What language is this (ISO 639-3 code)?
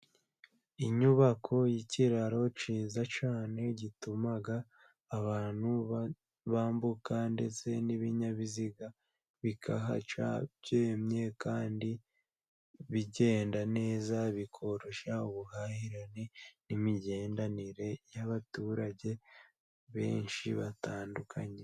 kin